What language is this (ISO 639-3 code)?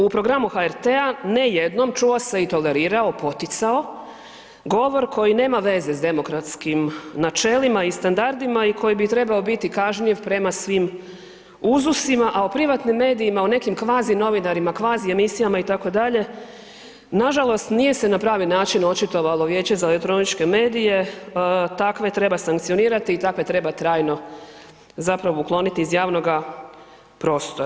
hrv